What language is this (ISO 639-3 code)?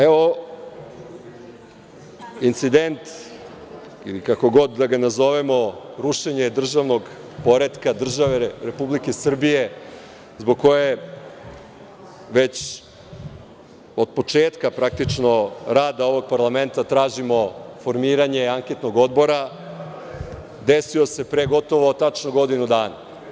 srp